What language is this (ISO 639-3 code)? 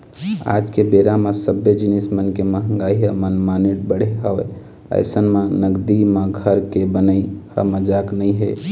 hne